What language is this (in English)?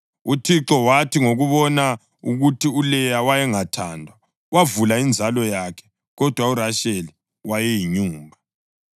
North Ndebele